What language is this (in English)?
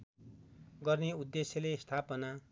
Nepali